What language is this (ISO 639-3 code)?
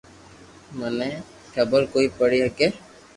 lrk